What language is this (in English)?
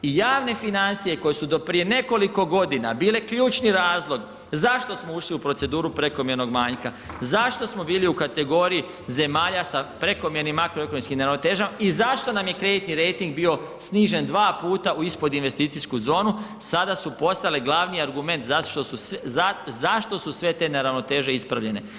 Croatian